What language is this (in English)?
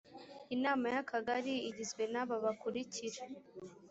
Kinyarwanda